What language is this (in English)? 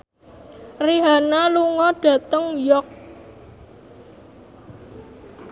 Javanese